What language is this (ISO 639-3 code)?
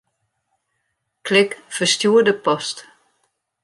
fry